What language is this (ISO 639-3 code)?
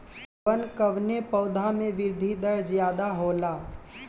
bho